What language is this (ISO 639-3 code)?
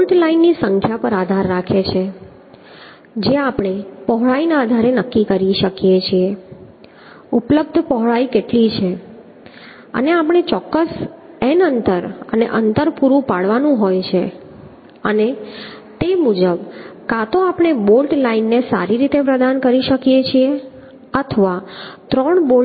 guj